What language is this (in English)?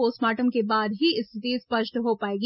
Hindi